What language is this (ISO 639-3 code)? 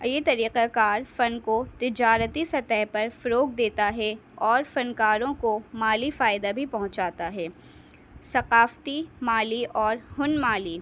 urd